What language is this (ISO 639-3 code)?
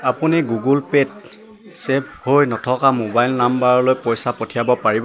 asm